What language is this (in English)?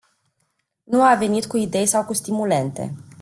Romanian